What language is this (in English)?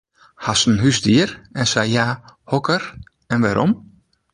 Western Frisian